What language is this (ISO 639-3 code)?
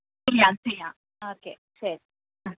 mal